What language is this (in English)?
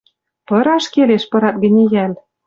Western Mari